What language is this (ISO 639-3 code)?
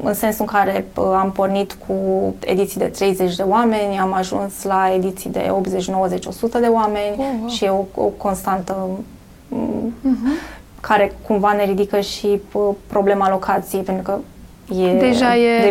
ron